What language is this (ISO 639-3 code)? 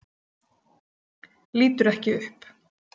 isl